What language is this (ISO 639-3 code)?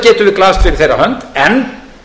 isl